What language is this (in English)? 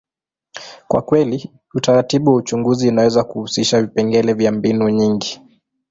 Swahili